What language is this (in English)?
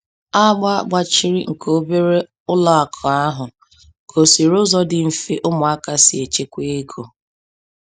Igbo